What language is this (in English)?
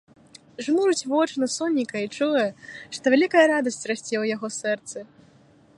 Belarusian